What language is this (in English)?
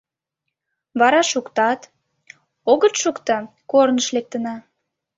Mari